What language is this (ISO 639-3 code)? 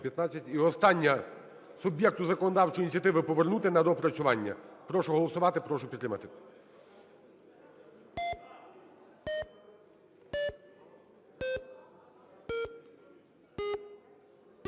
ukr